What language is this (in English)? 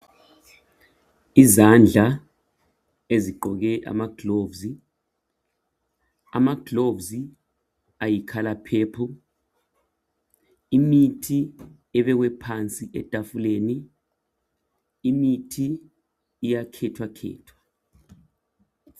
North Ndebele